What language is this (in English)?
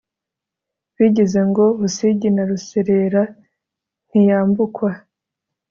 Kinyarwanda